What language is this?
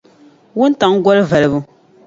Dagbani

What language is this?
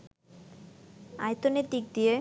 Bangla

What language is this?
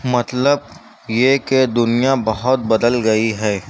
Urdu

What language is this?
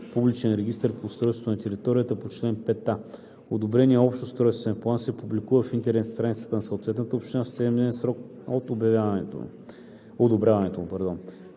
Bulgarian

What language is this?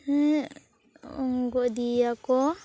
Santali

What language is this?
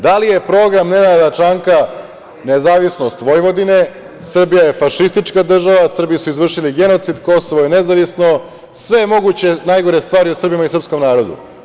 Serbian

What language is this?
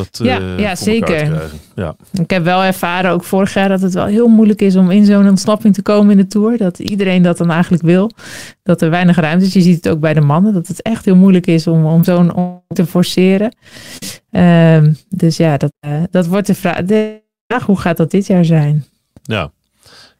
Dutch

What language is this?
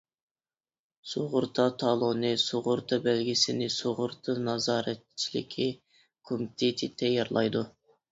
Uyghur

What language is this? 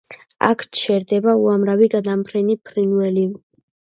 Georgian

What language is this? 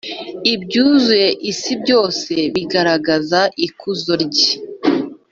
Kinyarwanda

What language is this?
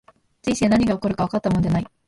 Japanese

